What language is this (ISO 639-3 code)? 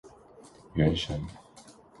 zho